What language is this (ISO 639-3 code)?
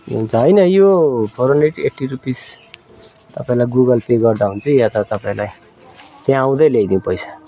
nep